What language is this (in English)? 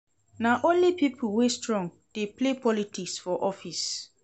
Nigerian Pidgin